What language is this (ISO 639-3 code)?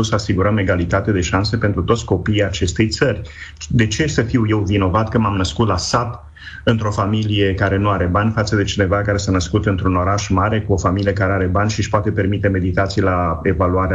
ron